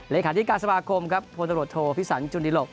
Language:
Thai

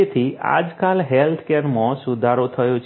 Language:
Gujarati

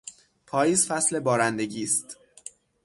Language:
Persian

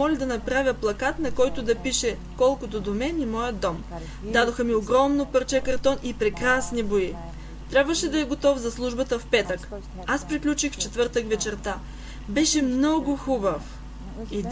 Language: Bulgarian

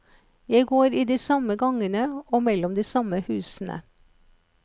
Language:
Norwegian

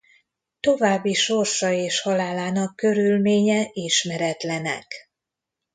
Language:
Hungarian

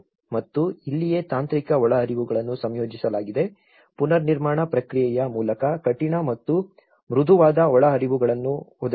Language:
Kannada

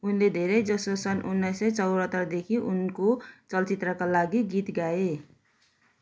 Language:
Nepali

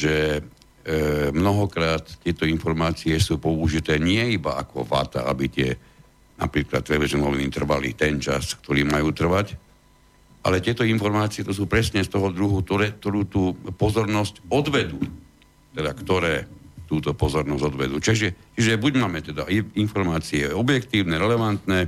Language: Slovak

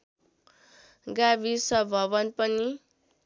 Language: Nepali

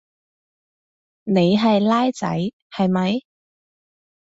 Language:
Cantonese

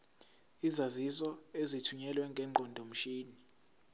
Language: Zulu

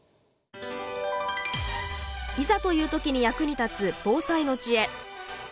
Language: Japanese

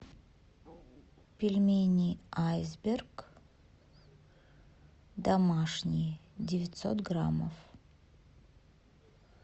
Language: Russian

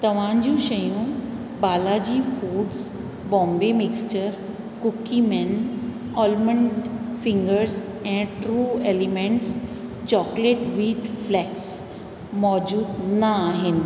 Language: Sindhi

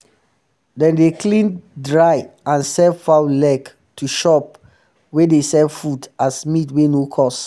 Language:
Nigerian Pidgin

